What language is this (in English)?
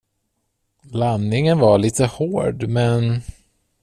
Swedish